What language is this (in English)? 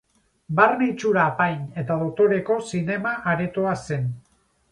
Basque